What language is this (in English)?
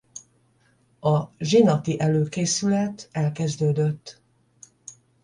Hungarian